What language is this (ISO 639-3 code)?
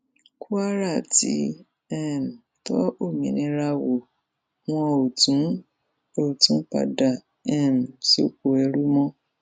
yor